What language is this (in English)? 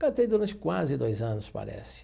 Portuguese